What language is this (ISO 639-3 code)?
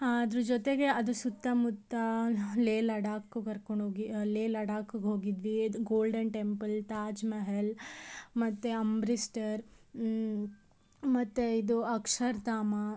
kan